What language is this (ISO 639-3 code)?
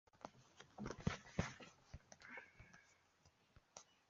zho